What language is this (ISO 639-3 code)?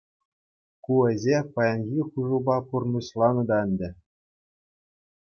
chv